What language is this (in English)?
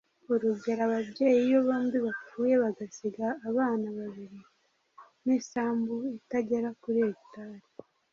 Kinyarwanda